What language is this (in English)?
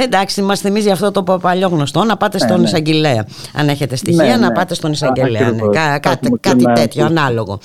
Greek